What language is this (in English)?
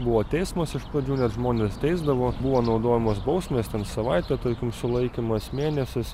Lithuanian